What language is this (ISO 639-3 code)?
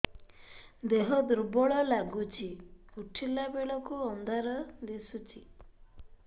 ori